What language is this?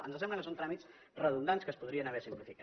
Catalan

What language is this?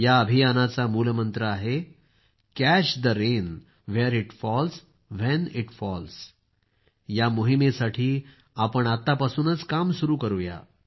Marathi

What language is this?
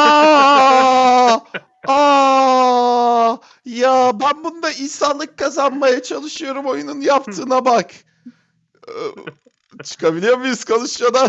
Turkish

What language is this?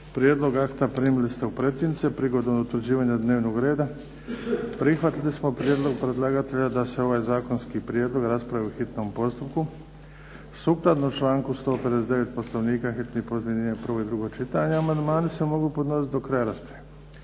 Croatian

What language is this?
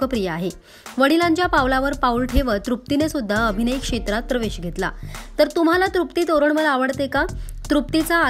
Hindi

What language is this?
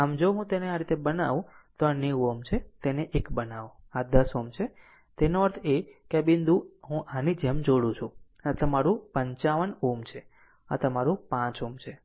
Gujarati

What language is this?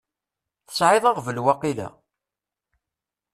Kabyle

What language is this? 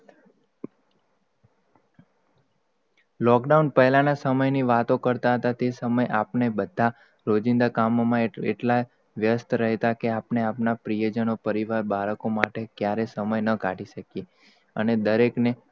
Gujarati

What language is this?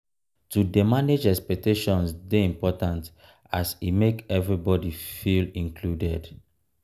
Nigerian Pidgin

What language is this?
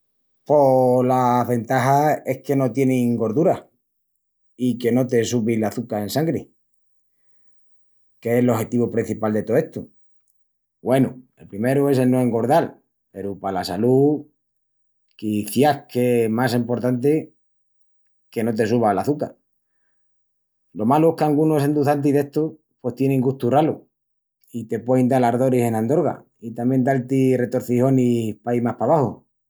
Extremaduran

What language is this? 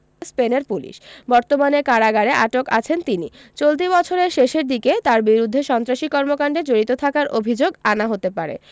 Bangla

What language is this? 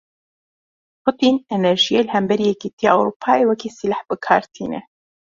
Kurdish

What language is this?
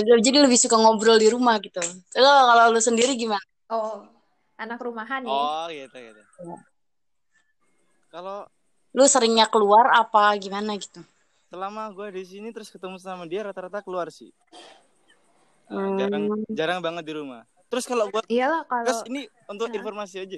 Indonesian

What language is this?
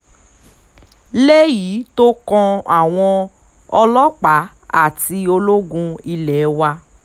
Yoruba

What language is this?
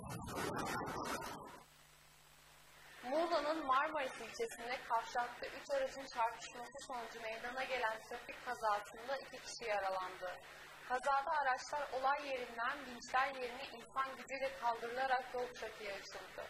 Turkish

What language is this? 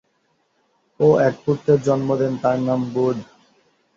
Bangla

